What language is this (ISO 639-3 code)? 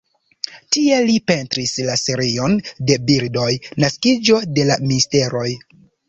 epo